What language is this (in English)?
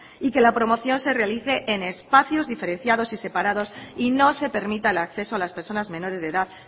Spanish